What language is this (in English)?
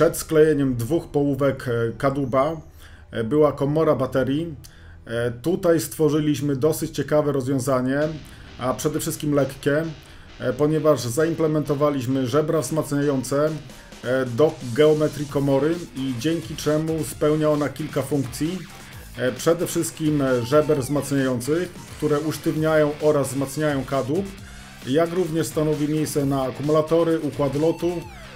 Polish